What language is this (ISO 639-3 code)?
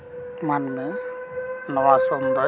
sat